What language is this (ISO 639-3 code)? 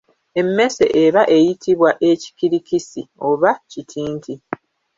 lug